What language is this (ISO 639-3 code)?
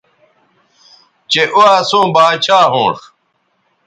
btv